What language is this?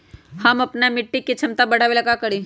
Magahi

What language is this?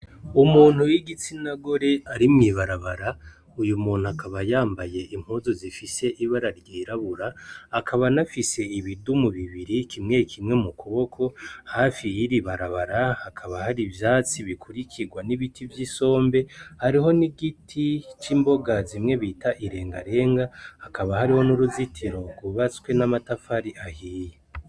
Rundi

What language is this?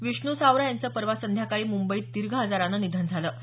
Marathi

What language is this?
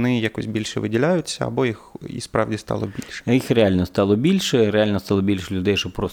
Ukrainian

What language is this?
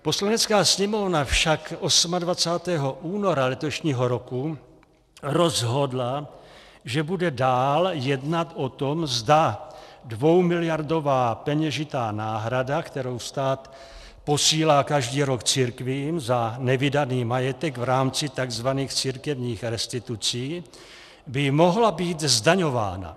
Czech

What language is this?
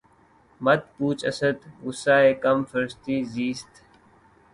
Urdu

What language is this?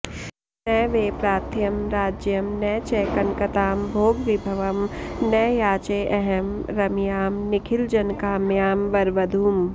Sanskrit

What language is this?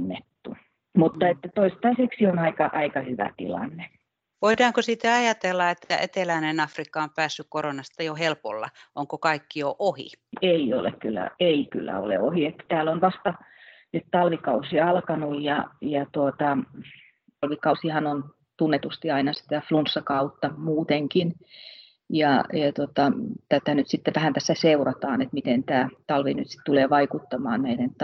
Finnish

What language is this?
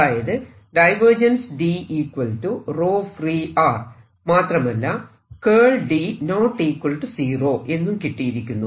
Malayalam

